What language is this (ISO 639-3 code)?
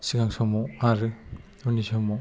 brx